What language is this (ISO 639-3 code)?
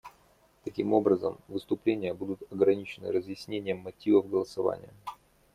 rus